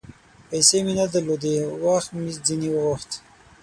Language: Pashto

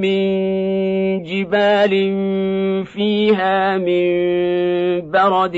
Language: Arabic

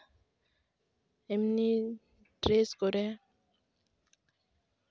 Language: Santali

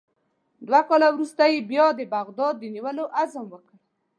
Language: Pashto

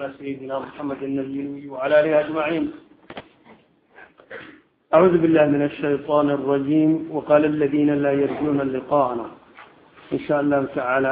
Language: Arabic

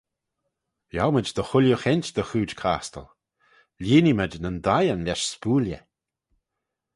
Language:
Manx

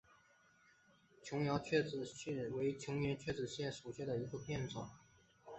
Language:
Chinese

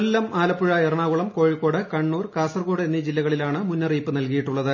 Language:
Malayalam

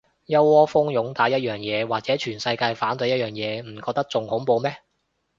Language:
Cantonese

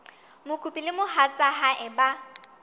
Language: Southern Sotho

